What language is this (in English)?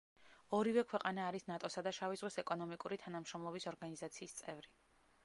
Georgian